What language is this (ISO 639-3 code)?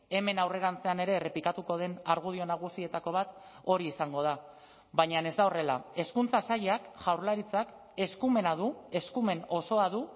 eus